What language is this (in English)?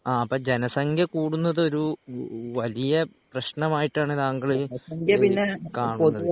Malayalam